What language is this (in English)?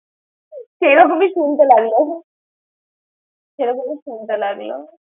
Bangla